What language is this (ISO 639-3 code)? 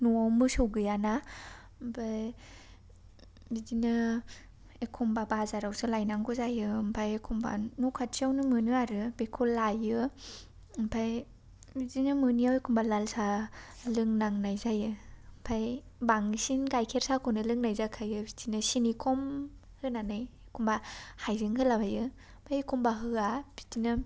brx